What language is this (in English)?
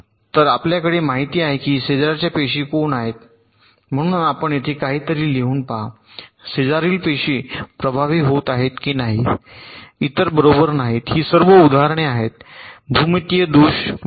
Marathi